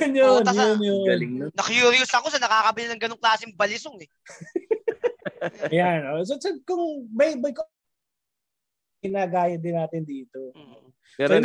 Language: Filipino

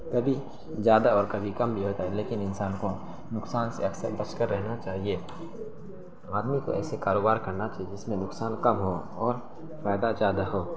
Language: Urdu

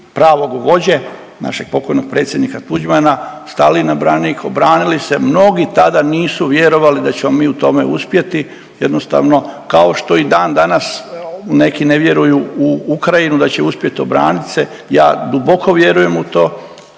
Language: Croatian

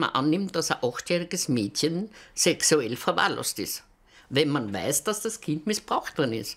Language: German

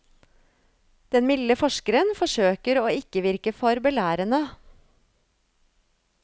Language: Norwegian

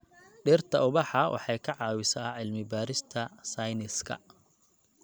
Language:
Somali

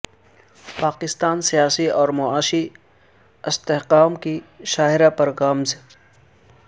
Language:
Urdu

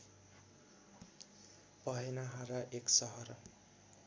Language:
Nepali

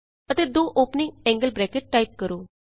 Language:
Punjabi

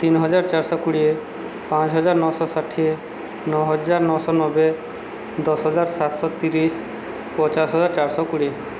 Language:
Odia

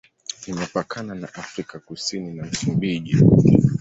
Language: Swahili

